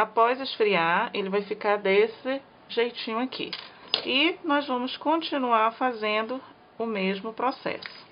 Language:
Portuguese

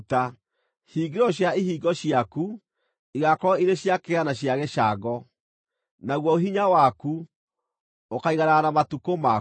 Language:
Kikuyu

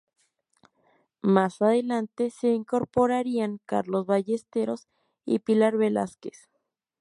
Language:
Spanish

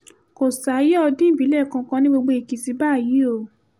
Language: Yoruba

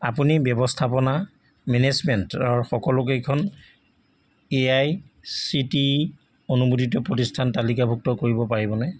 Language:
Assamese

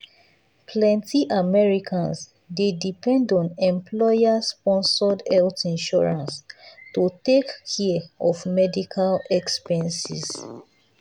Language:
Nigerian Pidgin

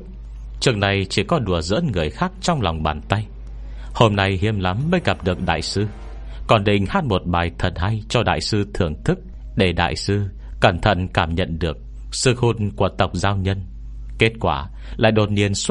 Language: Vietnamese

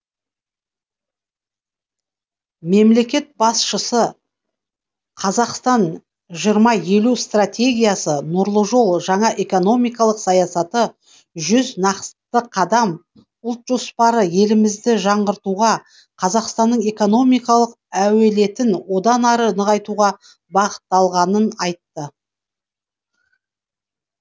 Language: Kazakh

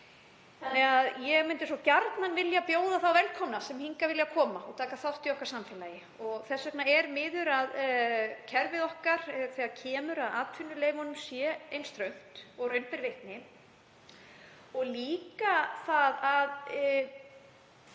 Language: Icelandic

